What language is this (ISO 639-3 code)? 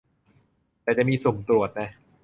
tha